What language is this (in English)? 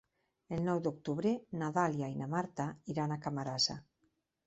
Catalan